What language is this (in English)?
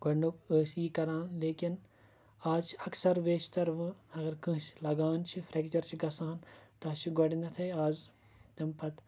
Kashmiri